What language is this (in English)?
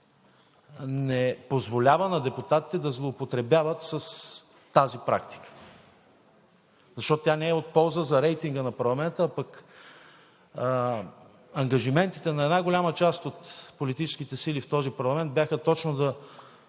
Bulgarian